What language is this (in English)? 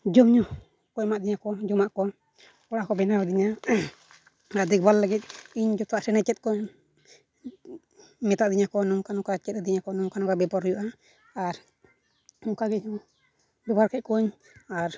Santali